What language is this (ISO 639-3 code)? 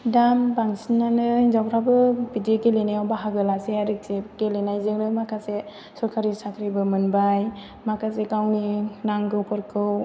brx